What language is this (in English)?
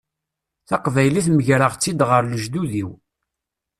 Kabyle